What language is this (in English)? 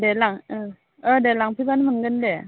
Bodo